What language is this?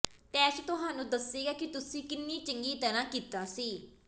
Punjabi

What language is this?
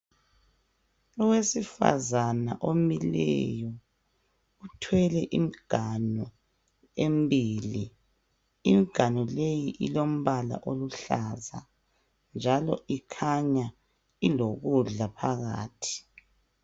North Ndebele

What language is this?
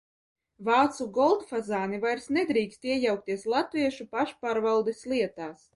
Latvian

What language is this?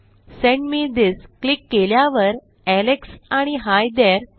Marathi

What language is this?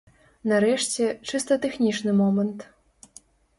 Belarusian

